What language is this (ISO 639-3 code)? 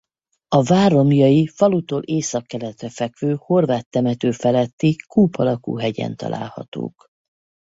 hun